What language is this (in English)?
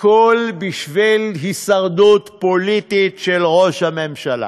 Hebrew